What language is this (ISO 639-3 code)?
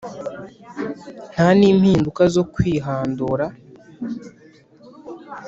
kin